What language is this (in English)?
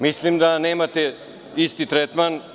Serbian